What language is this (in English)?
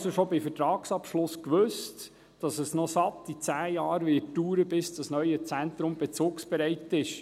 Swiss German